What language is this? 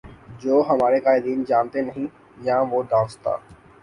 Urdu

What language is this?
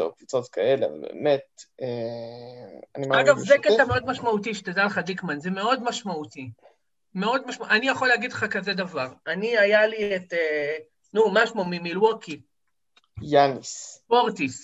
Hebrew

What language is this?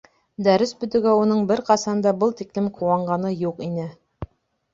Bashkir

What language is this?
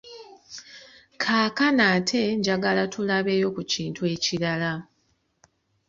Ganda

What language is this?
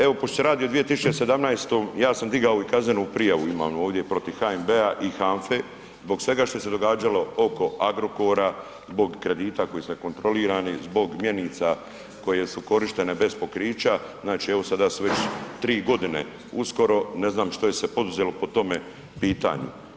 Croatian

